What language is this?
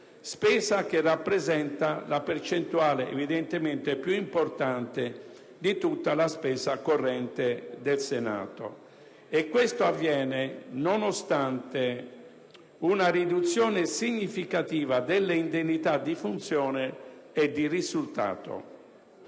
Italian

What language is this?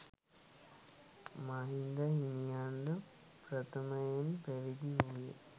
Sinhala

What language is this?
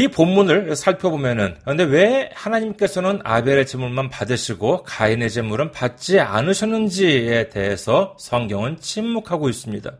Korean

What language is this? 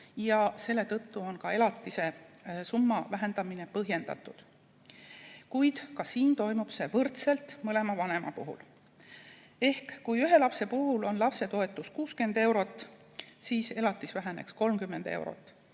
Estonian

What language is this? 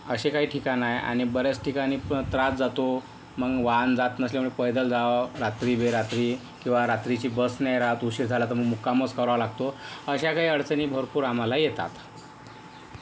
Marathi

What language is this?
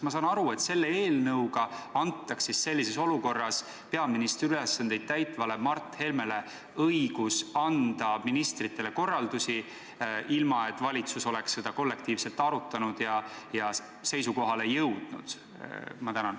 Estonian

